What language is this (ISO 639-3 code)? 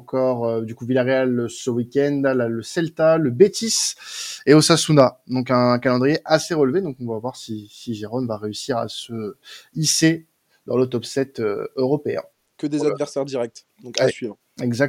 fra